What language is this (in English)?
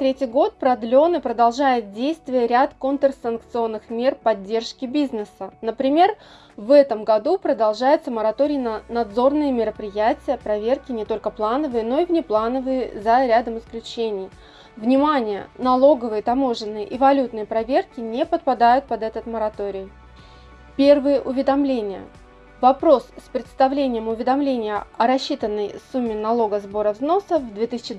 Russian